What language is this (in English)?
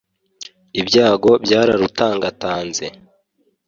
Kinyarwanda